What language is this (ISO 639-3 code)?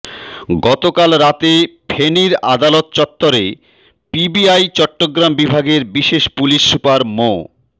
ben